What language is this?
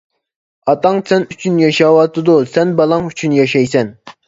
Uyghur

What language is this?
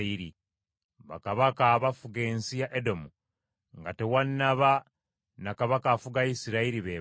Ganda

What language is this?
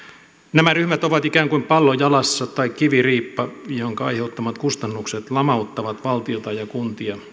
Finnish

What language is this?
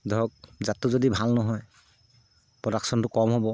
Assamese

